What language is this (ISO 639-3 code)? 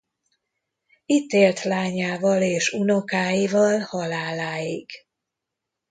hun